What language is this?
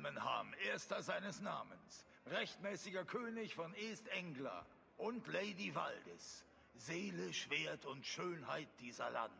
German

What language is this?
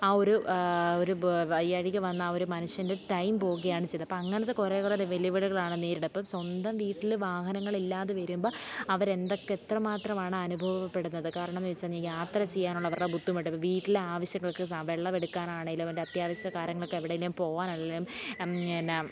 Malayalam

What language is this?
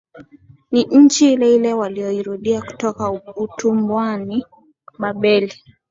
Swahili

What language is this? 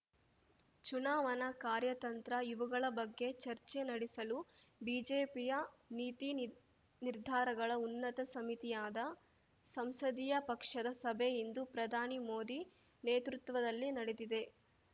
Kannada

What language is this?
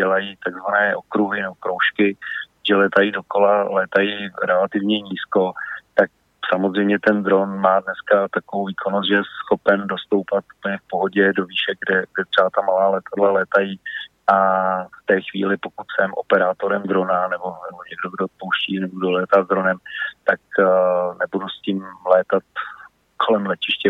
Czech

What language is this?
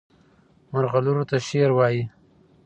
Pashto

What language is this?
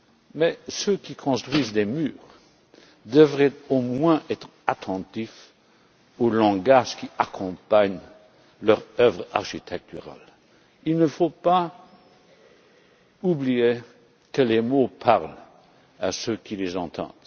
French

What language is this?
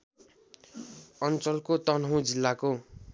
Nepali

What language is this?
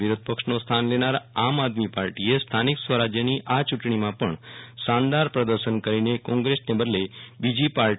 Gujarati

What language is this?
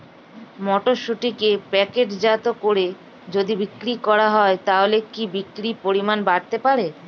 Bangla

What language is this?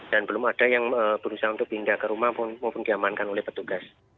Indonesian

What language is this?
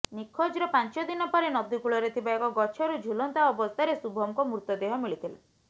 Odia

